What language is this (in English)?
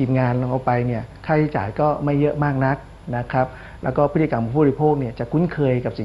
Thai